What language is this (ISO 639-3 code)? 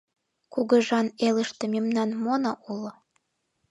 chm